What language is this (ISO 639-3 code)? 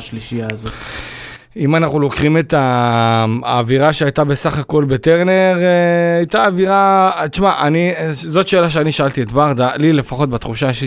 heb